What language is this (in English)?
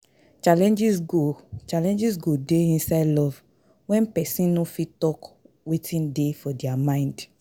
Nigerian Pidgin